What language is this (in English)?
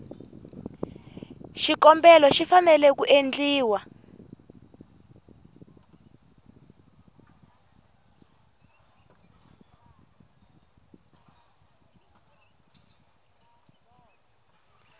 Tsonga